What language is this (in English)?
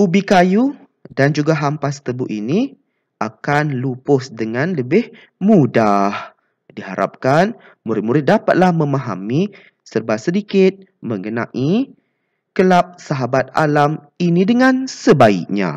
Malay